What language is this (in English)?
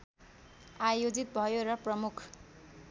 Nepali